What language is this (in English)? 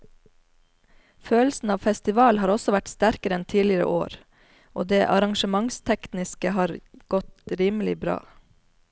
Norwegian